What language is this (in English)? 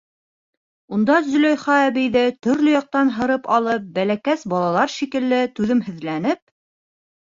Bashkir